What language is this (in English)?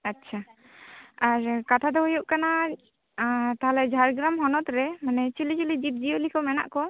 Santali